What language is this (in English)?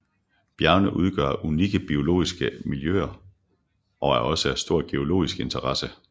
Danish